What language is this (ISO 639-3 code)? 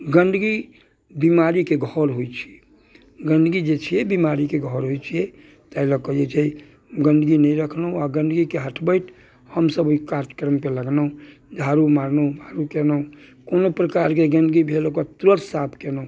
mai